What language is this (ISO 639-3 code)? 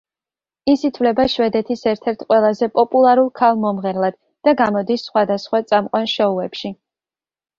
kat